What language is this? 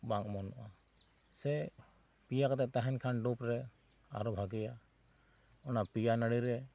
Santali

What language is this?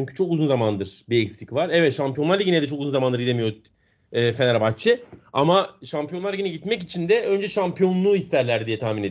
Turkish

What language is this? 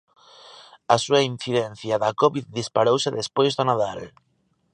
Galician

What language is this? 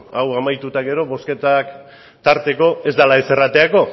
Basque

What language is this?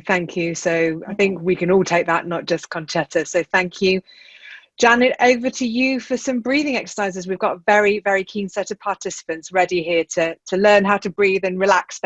English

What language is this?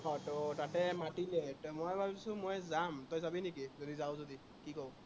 Assamese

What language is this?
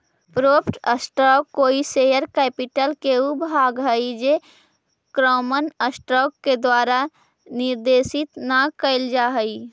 Magahi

